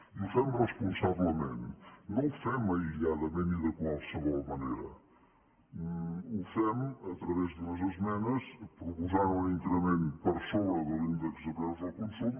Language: Catalan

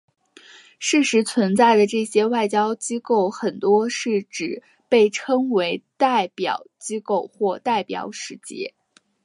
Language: Chinese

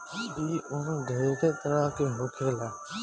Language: Bhojpuri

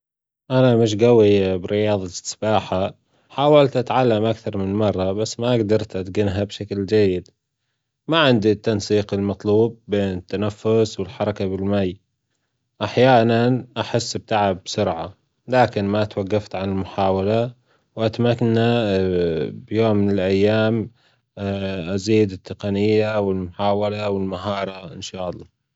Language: Gulf Arabic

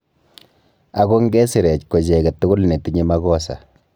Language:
Kalenjin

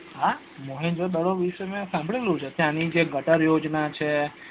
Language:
Gujarati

